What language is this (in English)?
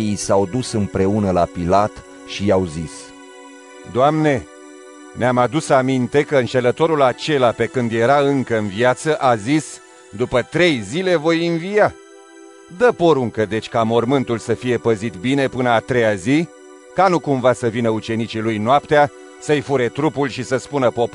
Romanian